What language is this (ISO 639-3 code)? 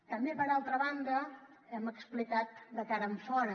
cat